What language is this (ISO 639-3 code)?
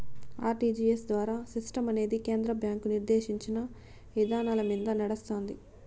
tel